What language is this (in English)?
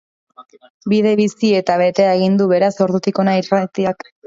Basque